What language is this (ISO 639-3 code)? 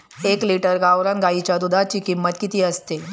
mar